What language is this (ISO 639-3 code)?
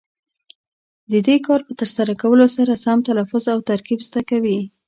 pus